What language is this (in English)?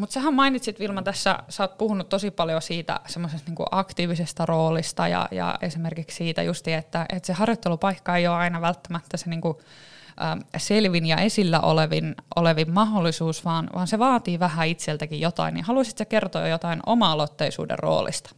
Finnish